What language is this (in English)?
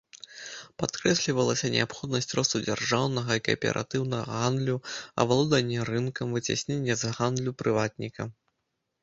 Belarusian